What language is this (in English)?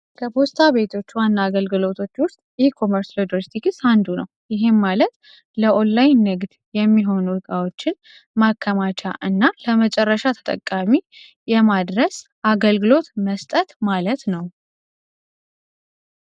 Amharic